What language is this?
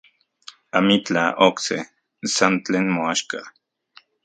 Central Puebla Nahuatl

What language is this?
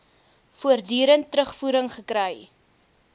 Afrikaans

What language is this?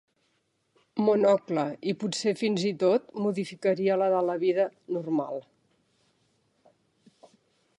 Catalan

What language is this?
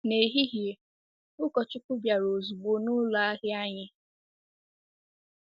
Igbo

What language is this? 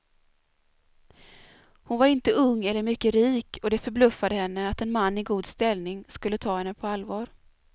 Swedish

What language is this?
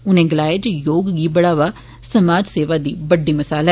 Dogri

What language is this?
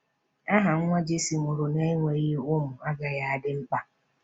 Igbo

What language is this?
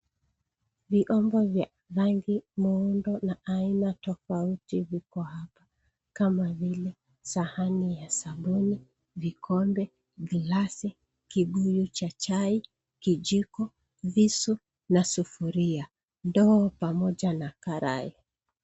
Swahili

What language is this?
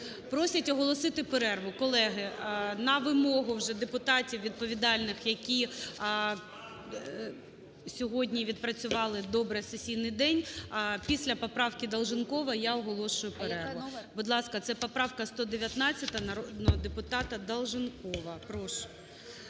Ukrainian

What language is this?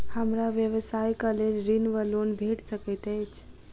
Maithili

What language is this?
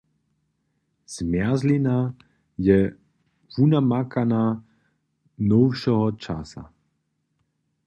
Upper Sorbian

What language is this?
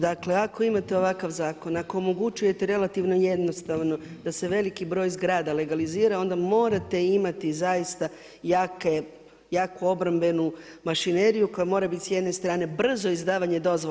Croatian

